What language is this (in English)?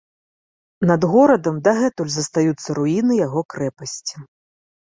Belarusian